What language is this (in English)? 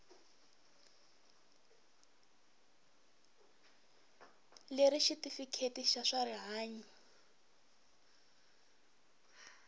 Tsonga